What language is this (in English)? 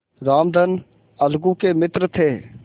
Hindi